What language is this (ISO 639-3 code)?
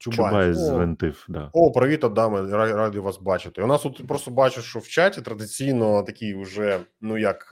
ukr